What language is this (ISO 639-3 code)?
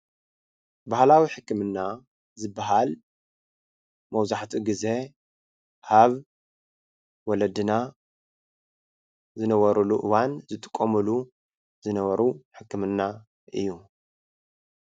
tir